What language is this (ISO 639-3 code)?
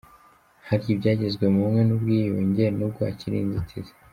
kin